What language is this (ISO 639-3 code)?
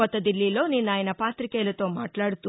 tel